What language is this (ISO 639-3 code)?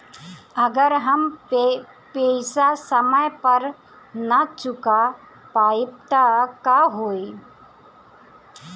bho